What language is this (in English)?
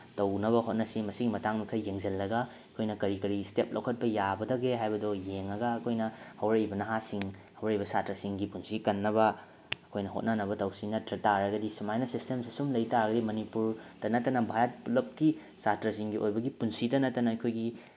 Manipuri